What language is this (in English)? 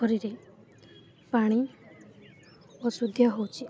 Odia